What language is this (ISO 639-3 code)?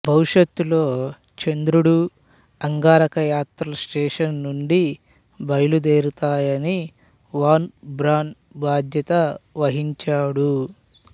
tel